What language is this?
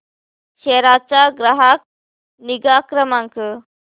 Marathi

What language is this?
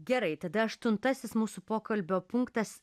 Lithuanian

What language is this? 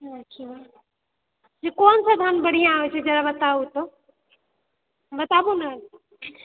Maithili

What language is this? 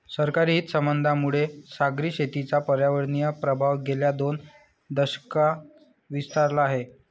Marathi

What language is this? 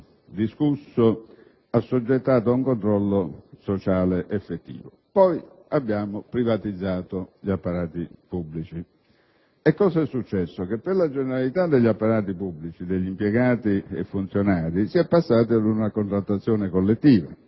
Italian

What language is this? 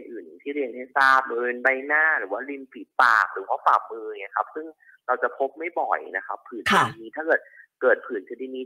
Thai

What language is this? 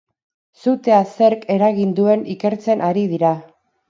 Basque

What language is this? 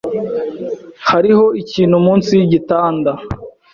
Kinyarwanda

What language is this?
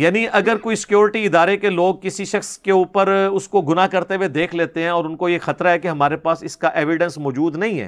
Urdu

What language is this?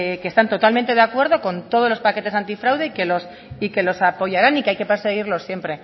Spanish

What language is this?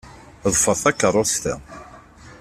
Kabyle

